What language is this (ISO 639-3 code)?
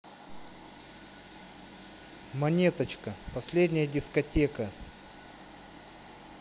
rus